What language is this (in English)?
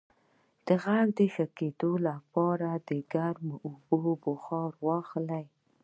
Pashto